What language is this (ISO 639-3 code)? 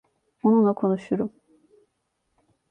tur